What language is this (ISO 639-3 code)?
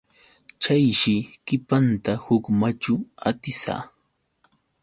qux